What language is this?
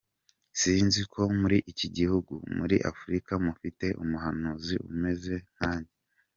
Kinyarwanda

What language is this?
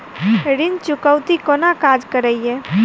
Maithili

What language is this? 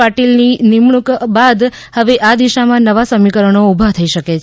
Gujarati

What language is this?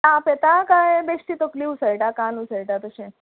Konkani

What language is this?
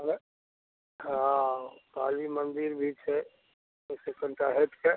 Maithili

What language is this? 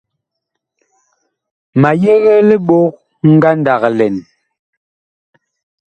Bakoko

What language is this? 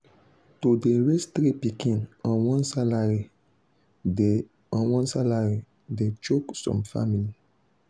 Nigerian Pidgin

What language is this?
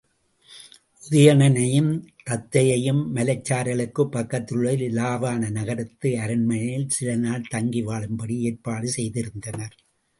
Tamil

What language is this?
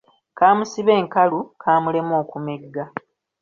Ganda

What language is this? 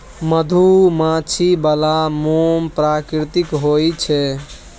Maithili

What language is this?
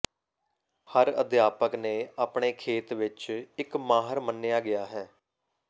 Punjabi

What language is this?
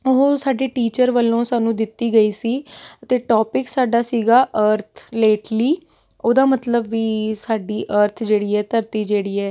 Punjabi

